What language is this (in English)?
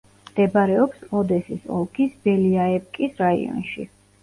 Georgian